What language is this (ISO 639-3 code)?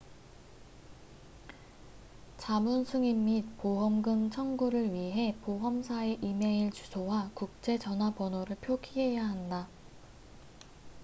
kor